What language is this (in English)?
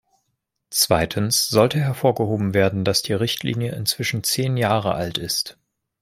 German